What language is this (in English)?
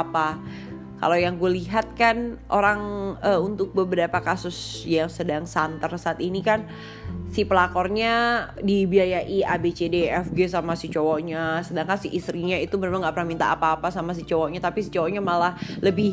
Indonesian